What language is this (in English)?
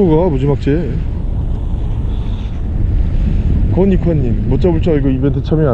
Korean